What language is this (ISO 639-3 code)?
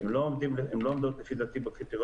heb